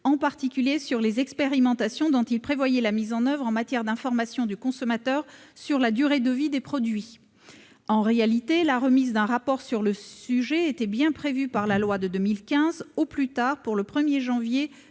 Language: French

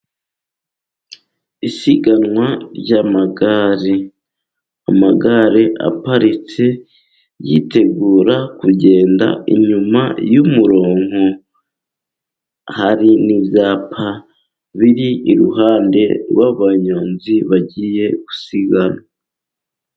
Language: Kinyarwanda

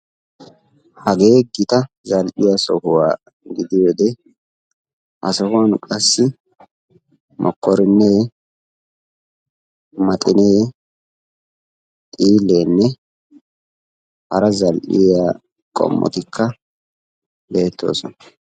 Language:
Wolaytta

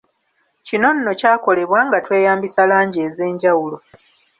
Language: Ganda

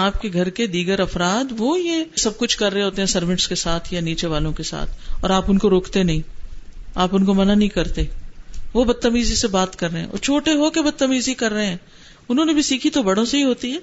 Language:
Urdu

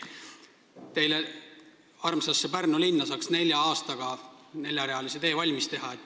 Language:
Estonian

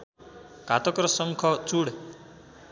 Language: Nepali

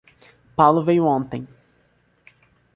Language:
Portuguese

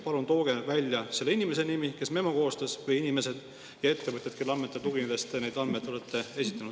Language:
Estonian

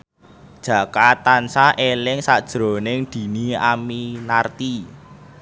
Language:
Javanese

